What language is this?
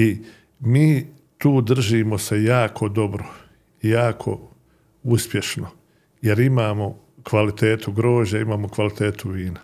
Croatian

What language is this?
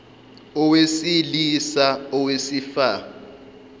Zulu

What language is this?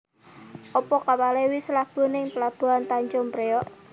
Javanese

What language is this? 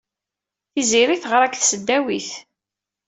Kabyle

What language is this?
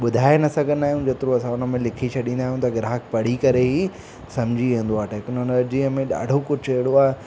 Sindhi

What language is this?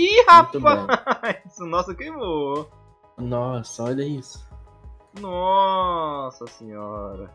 Portuguese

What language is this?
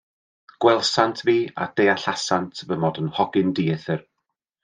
Welsh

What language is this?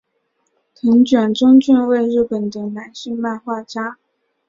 Chinese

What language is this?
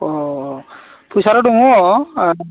Bodo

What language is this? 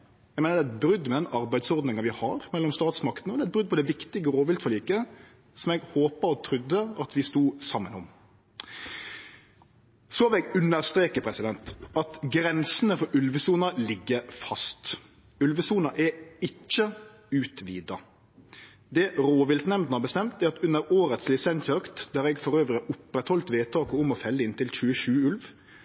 Norwegian Nynorsk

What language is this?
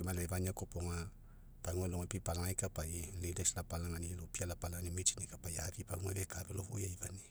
Mekeo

